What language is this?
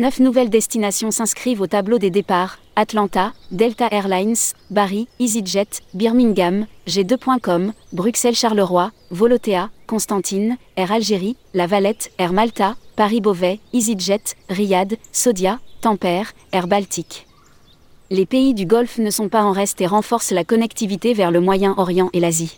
French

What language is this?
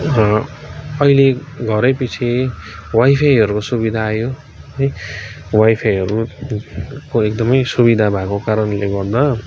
Nepali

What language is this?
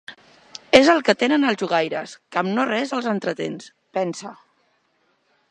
Catalan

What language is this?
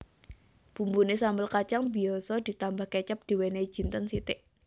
Javanese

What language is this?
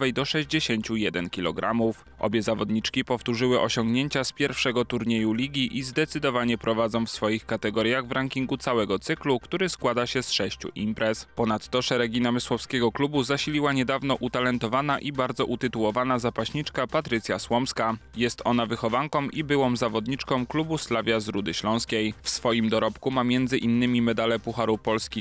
Polish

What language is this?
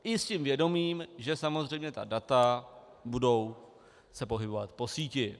Czech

